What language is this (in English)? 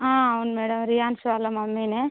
Telugu